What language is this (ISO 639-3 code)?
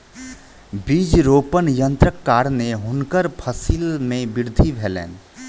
mai